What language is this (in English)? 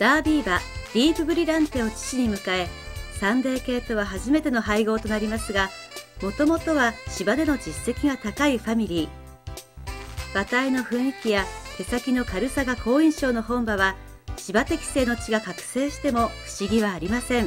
Japanese